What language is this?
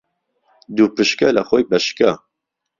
Central Kurdish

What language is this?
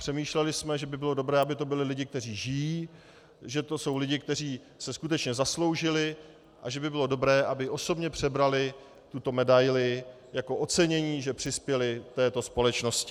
Czech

